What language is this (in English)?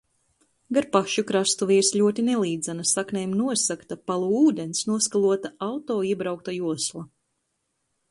Latvian